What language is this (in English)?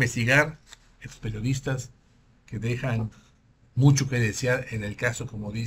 Spanish